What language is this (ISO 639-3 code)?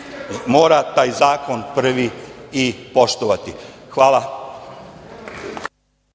srp